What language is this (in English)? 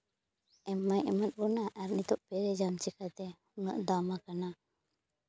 Santali